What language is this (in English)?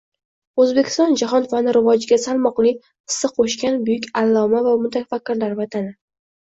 Uzbek